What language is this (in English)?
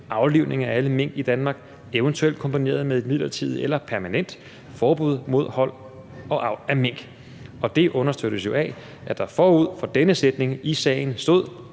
Danish